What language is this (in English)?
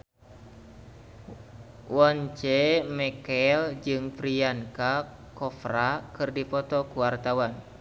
Sundanese